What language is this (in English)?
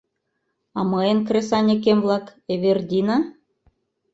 Mari